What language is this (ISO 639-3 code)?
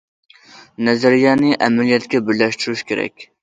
uig